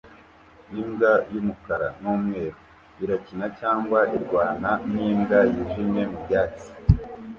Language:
Kinyarwanda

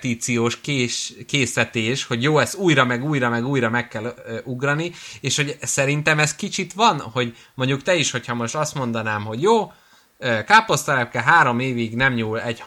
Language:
Hungarian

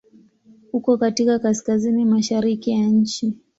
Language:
Swahili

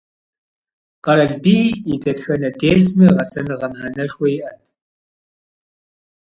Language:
Kabardian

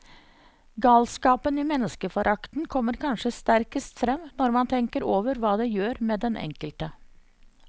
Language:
Norwegian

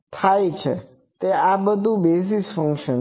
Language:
Gujarati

